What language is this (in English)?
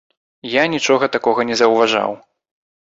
Belarusian